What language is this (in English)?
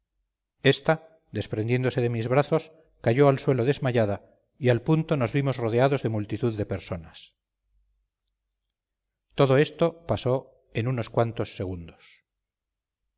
Spanish